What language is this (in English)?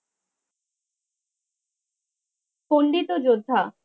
Bangla